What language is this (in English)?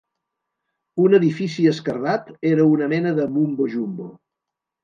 Catalan